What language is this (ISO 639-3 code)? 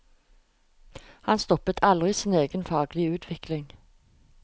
nor